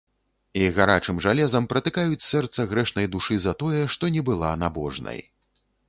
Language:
Belarusian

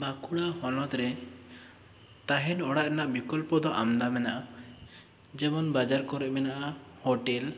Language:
Santali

